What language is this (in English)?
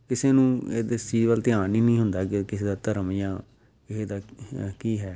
Punjabi